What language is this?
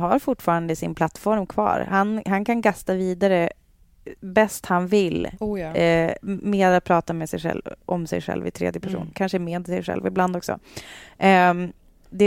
Swedish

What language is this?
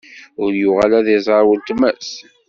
Kabyle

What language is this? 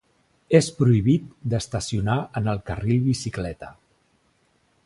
Catalan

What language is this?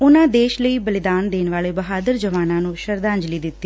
Punjabi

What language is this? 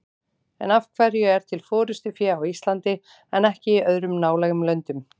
Icelandic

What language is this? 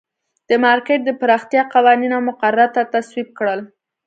Pashto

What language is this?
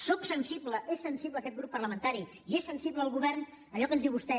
Catalan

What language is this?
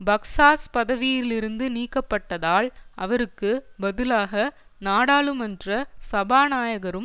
Tamil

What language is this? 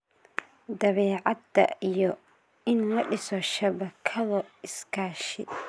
Somali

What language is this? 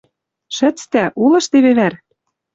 Western Mari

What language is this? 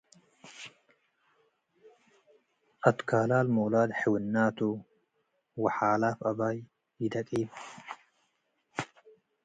Tigre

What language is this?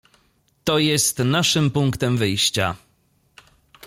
Polish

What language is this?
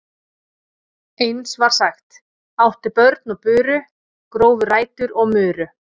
Icelandic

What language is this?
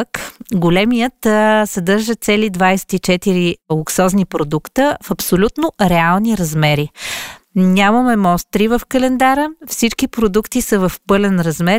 Bulgarian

